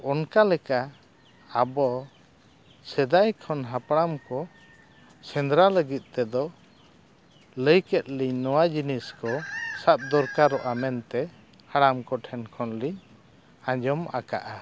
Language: Santali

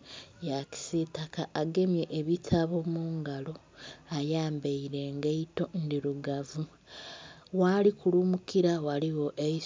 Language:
Soga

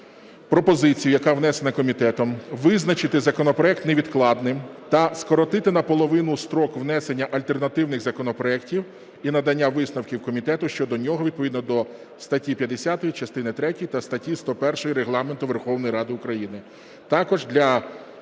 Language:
Ukrainian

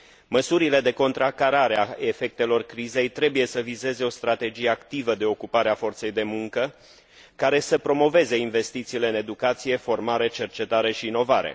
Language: Romanian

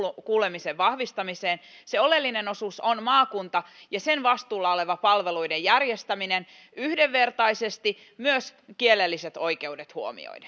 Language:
Finnish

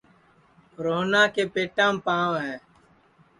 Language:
Sansi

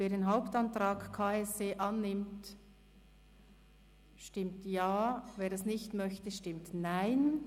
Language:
Swiss German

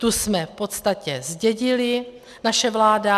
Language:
Czech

